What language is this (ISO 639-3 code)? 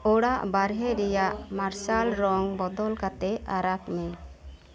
sat